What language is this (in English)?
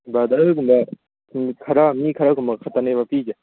Manipuri